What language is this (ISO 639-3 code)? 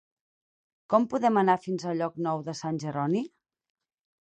cat